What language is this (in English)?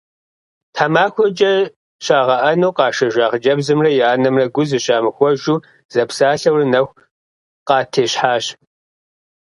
Kabardian